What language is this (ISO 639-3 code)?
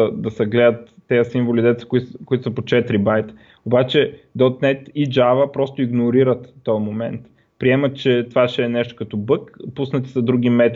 bul